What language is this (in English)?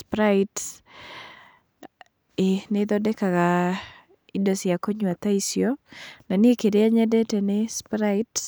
Kikuyu